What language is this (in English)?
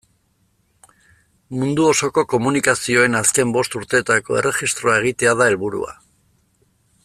Basque